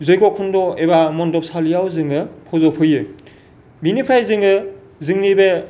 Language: Bodo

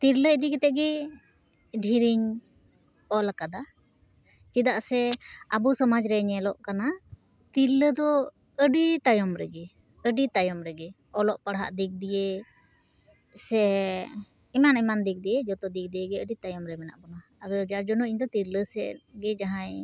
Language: Santali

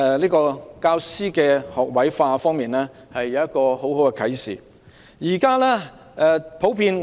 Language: Cantonese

